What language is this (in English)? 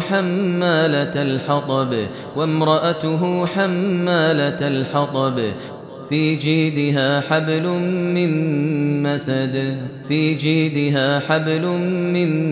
Arabic